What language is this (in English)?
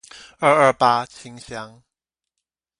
Chinese